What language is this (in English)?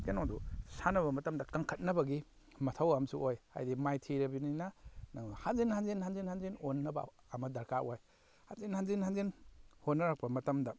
Manipuri